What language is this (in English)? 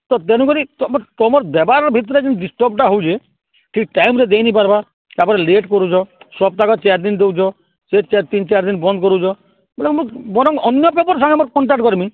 Odia